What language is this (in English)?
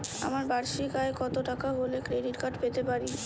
Bangla